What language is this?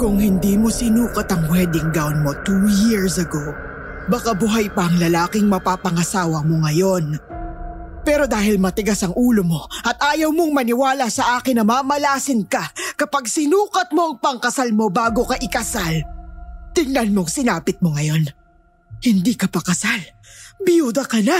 Filipino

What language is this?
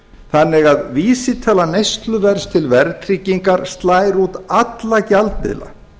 Icelandic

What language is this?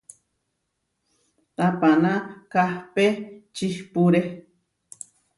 Huarijio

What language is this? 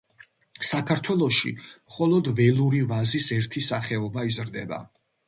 Georgian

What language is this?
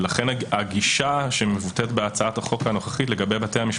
Hebrew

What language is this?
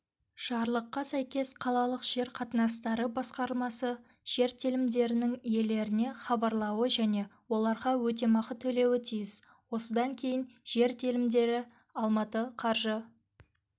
Kazakh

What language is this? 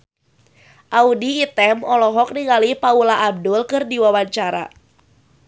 Sundanese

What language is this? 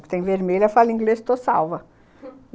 Portuguese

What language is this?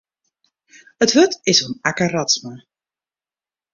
Western Frisian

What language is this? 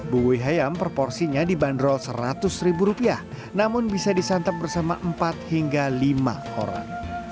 Indonesian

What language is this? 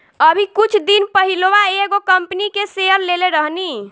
Bhojpuri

